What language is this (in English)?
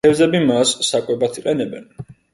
Georgian